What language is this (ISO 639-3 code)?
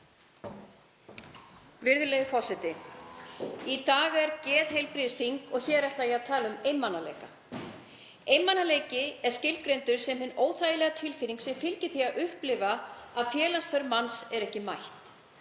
isl